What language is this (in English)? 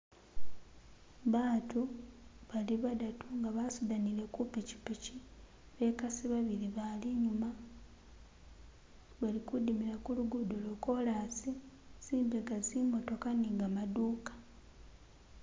Masaaba